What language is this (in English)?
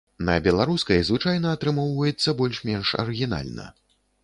Belarusian